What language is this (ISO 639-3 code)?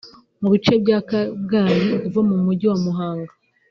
kin